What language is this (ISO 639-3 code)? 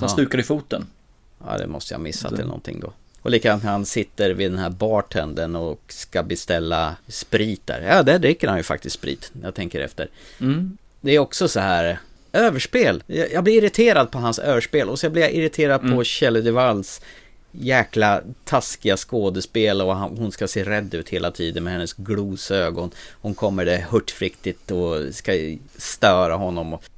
swe